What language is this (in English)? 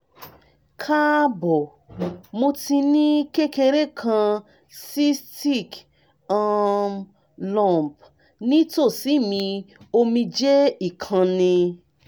Yoruba